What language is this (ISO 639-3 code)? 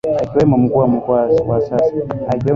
swa